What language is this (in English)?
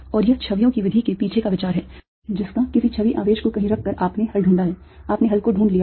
Hindi